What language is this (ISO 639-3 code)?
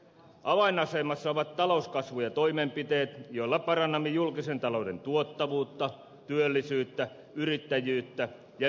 fin